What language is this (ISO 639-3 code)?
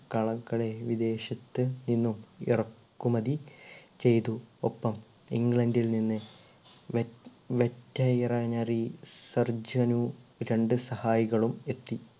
mal